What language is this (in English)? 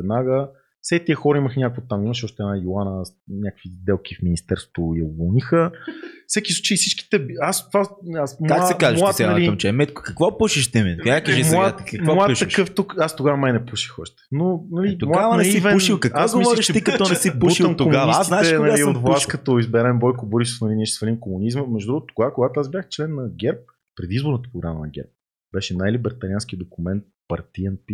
Bulgarian